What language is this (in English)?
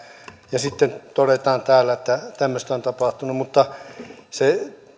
Finnish